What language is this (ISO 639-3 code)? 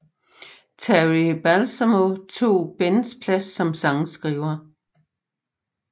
dan